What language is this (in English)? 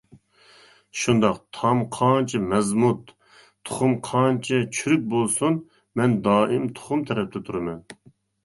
Uyghur